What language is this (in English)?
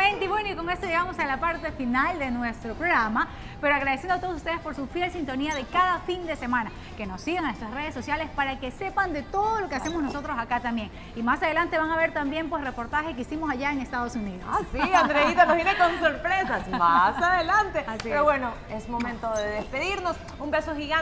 Spanish